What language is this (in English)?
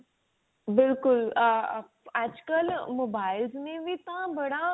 Punjabi